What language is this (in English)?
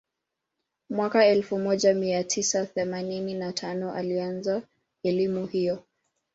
Swahili